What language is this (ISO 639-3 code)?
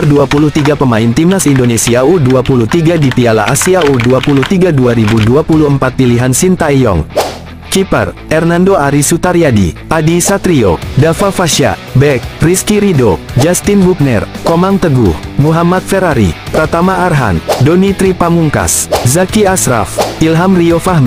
ind